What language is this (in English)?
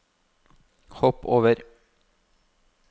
Norwegian